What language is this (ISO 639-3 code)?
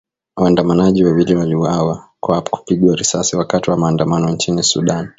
swa